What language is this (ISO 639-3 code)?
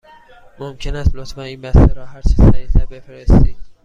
fas